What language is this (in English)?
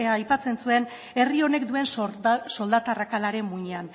Basque